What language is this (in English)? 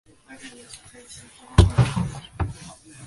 Chinese